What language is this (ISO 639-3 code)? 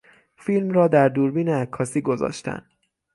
fas